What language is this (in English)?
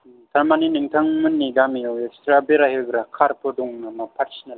Bodo